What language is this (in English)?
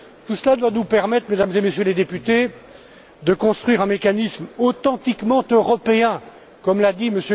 French